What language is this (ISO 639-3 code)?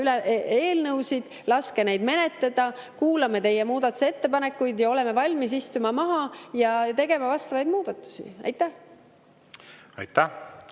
est